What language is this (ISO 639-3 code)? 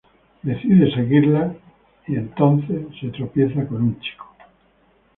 spa